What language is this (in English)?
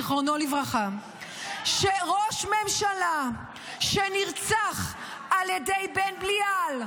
Hebrew